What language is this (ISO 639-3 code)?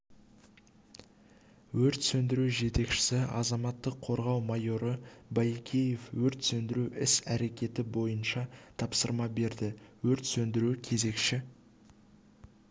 kaz